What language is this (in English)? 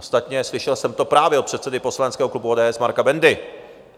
Czech